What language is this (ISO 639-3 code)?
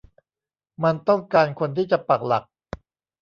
tha